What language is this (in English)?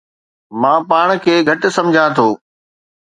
Sindhi